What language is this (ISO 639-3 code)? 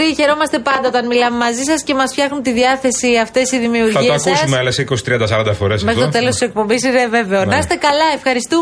ell